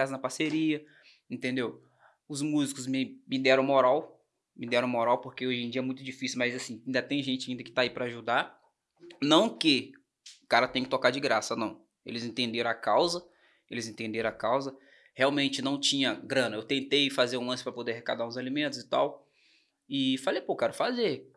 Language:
Portuguese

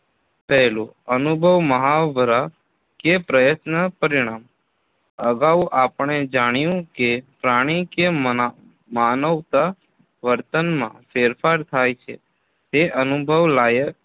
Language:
Gujarati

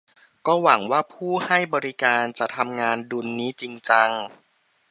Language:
Thai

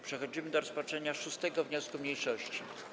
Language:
Polish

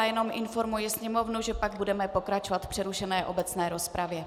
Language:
Czech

